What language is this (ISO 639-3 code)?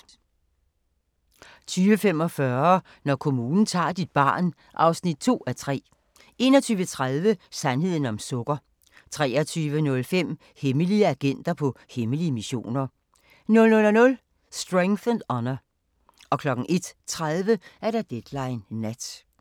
dan